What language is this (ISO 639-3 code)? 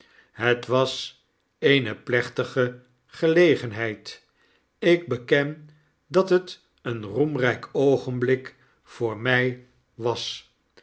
nld